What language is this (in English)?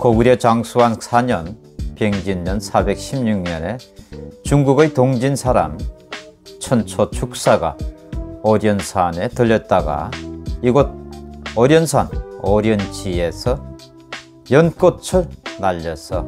Korean